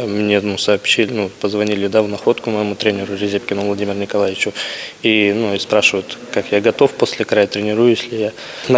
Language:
Russian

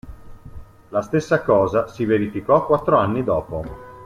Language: Italian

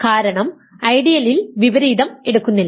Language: Malayalam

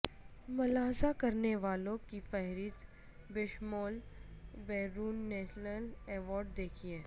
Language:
Urdu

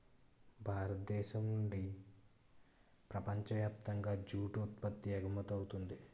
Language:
Telugu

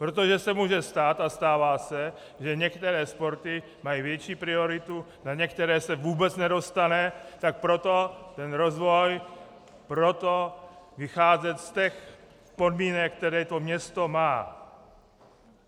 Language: Czech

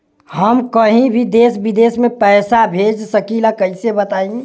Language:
Bhojpuri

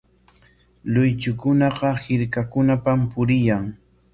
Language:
Corongo Ancash Quechua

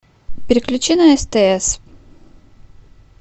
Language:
Russian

